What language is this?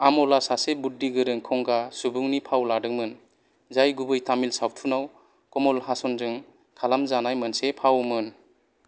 Bodo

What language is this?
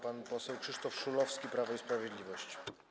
Polish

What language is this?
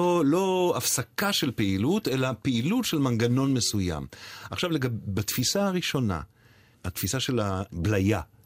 Hebrew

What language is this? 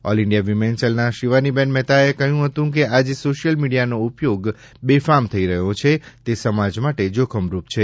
Gujarati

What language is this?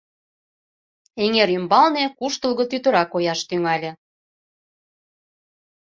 Mari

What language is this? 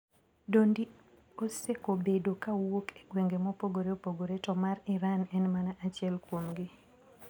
Luo (Kenya and Tanzania)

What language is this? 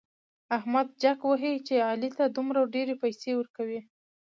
Pashto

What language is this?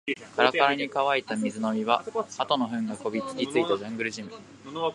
Japanese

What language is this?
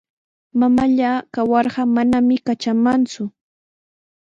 Sihuas Ancash Quechua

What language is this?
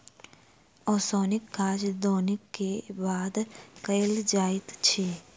Maithili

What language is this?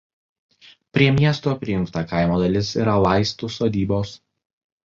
Lithuanian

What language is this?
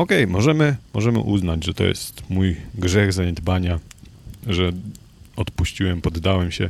Polish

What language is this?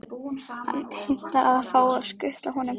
Icelandic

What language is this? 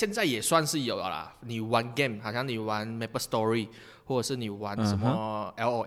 Chinese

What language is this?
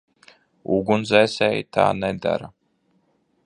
Latvian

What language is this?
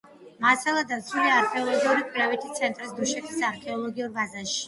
Georgian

